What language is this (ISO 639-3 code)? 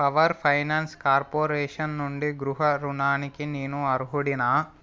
tel